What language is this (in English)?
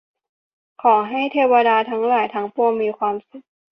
Thai